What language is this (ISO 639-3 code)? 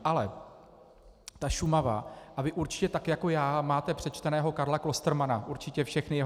ces